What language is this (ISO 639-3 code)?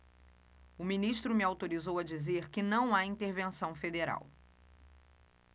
por